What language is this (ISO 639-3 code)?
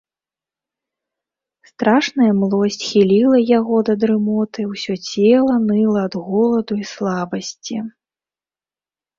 bel